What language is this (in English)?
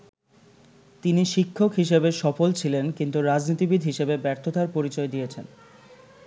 Bangla